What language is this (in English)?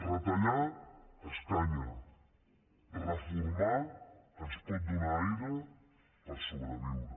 Catalan